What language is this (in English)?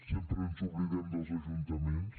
Catalan